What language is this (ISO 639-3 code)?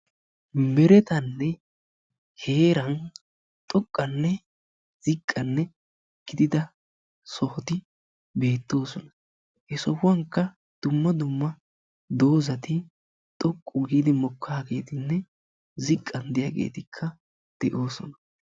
wal